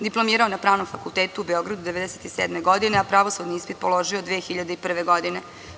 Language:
Serbian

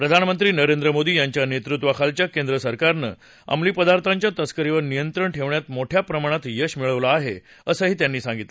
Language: Marathi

